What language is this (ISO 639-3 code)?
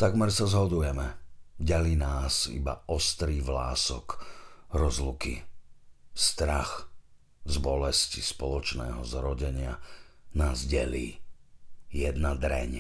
slk